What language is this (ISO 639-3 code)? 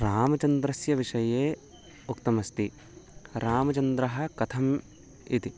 san